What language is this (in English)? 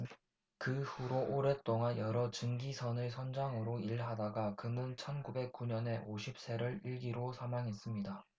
Korean